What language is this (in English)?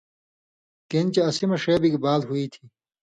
Indus Kohistani